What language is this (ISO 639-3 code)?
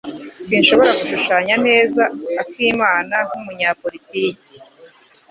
kin